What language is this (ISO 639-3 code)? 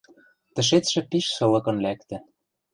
mrj